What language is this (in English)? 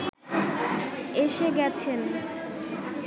Bangla